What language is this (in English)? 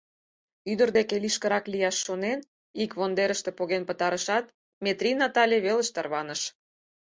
Mari